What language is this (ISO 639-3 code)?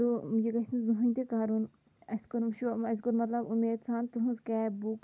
kas